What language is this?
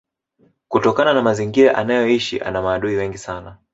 Swahili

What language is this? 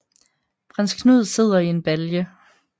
Danish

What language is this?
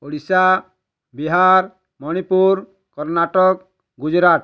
Odia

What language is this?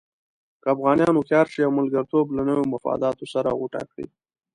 Pashto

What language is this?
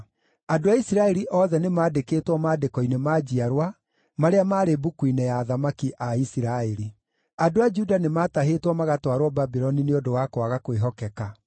Kikuyu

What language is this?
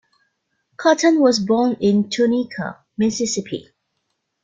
English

